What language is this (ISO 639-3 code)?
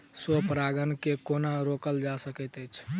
mai